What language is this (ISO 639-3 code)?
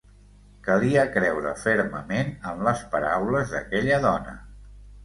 cat